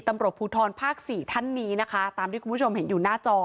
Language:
Thai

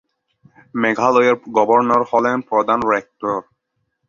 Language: Bangla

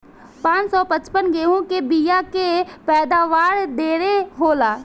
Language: Bhojpuri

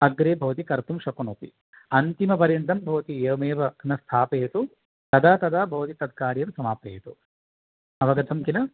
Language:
Sanskrit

